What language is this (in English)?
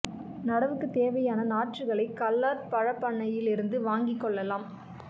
Tamil